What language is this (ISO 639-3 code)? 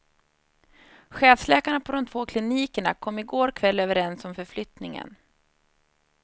swe